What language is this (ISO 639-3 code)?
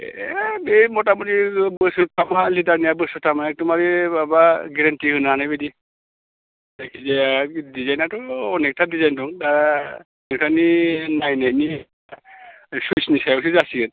brx